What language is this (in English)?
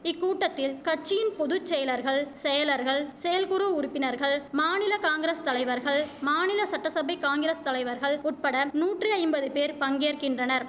Tamil